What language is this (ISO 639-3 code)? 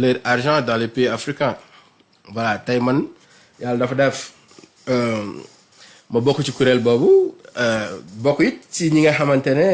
fra